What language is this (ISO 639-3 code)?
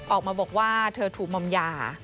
tha